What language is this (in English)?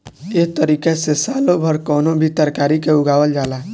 Bhojpuri